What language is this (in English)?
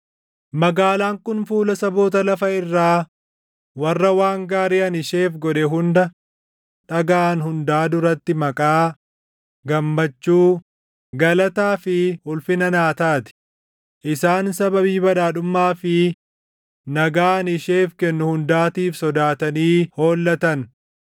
Oromo